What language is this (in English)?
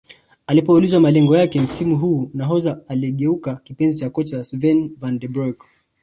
Swahili